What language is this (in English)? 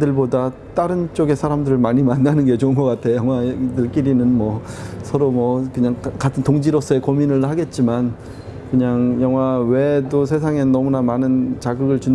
Korean